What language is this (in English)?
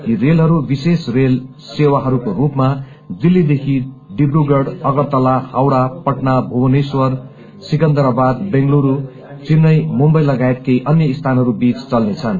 Nepali